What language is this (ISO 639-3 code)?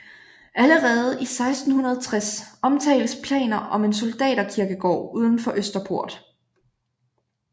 dan